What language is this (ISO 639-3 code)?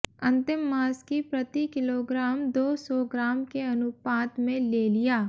hin